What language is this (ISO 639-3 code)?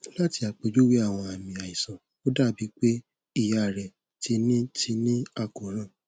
yor